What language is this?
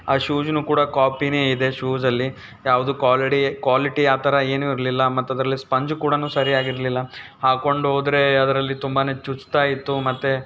Kannada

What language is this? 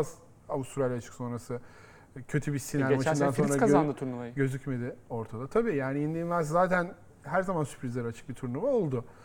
Turkish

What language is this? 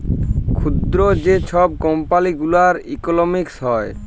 Bangla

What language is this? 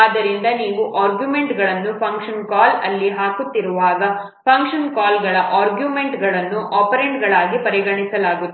Kannada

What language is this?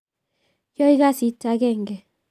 Kalenjin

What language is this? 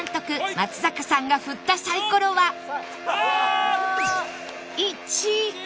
Japanese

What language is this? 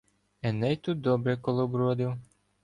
Ukrainian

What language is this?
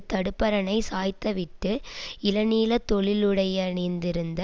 Tamil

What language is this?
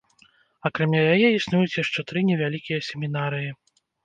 Belarusian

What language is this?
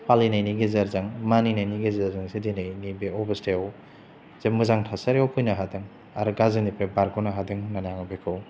Bodo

